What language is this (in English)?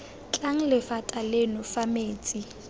Tswana